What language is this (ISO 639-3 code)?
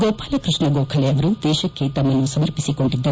kan